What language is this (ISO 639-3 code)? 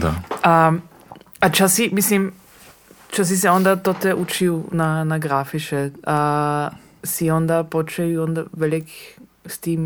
hrv